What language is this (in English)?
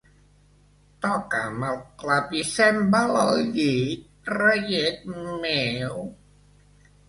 Catalan